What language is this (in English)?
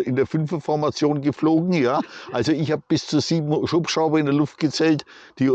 German